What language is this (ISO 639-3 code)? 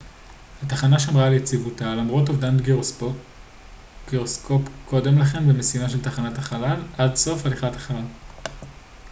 heb